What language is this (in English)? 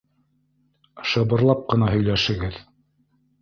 Bashkir